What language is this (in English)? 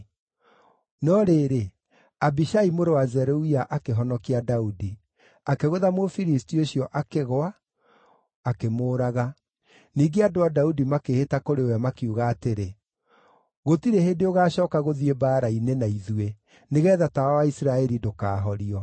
Kikuyu